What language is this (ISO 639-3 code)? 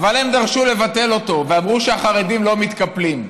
heb